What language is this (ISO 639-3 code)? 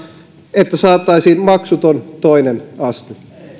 fin